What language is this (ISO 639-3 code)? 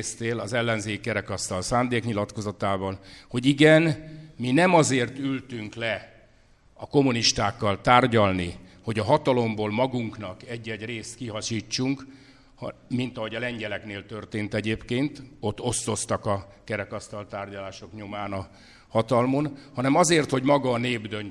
hun